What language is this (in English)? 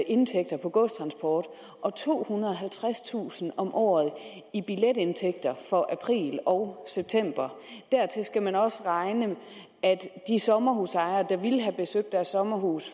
Danish